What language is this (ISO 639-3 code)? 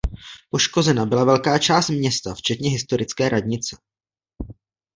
ces